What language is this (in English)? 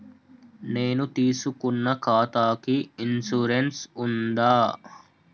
Telugu